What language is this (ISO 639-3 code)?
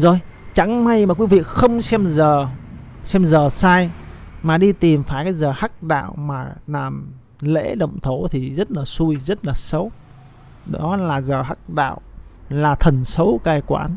vie